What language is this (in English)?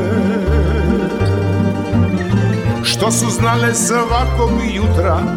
Croatian